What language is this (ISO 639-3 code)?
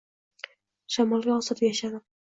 uzb